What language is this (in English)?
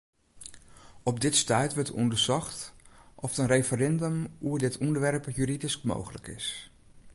Western Frisian